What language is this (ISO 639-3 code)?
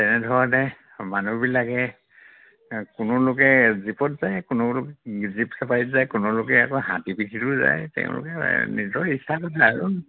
asm